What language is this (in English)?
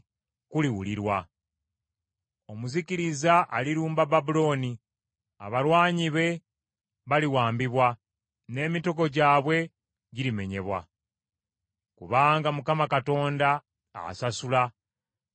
Ganda